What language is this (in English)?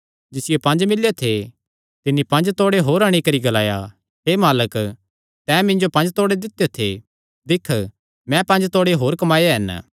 Kangri